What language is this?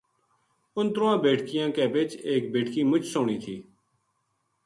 Gujari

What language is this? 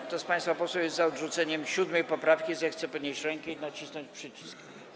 Polish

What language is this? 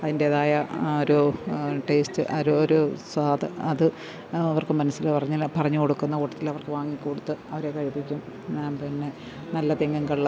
Malayalam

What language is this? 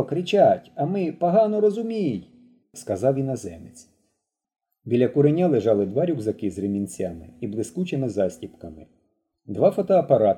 Ukrainian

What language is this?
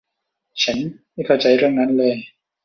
Thai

